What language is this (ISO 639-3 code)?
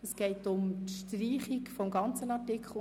gsw